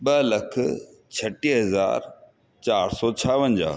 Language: Sindhi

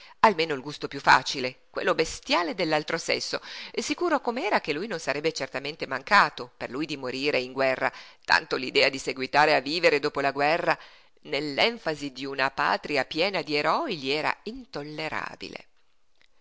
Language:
Italian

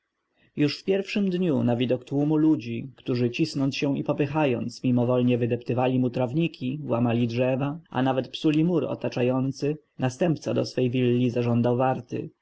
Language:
Polish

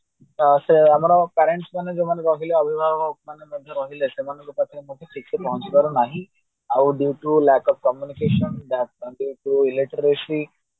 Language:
Odia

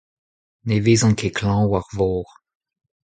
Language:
Breton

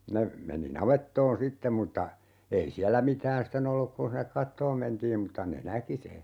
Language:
Finnish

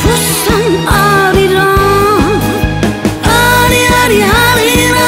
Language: Korean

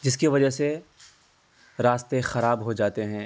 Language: Urdu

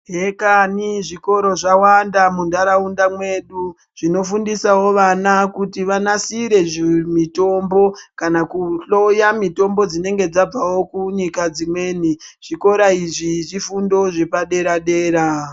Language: Ndau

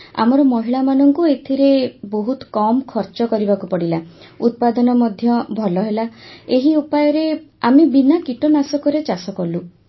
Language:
Odia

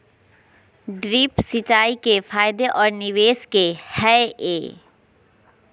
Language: Magahi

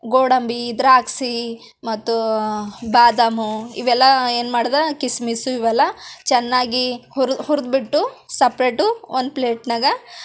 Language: Kannada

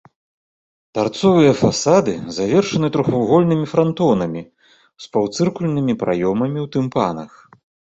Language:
Belarusian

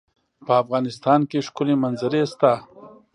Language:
Pashto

